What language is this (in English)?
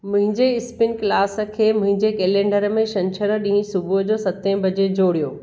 Sindhi